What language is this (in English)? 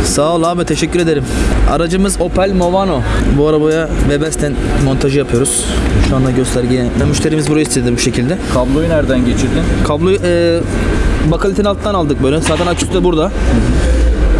Turkish